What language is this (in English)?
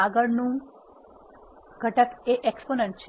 Gujarati